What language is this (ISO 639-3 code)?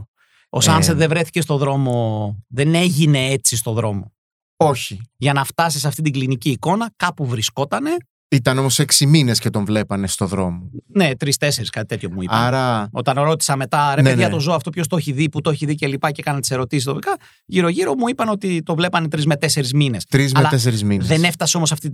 ell